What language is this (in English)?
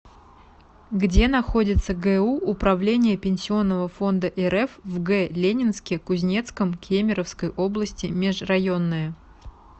Russian